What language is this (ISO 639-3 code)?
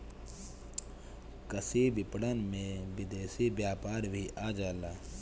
bho